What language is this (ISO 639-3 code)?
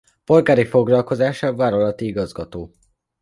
hun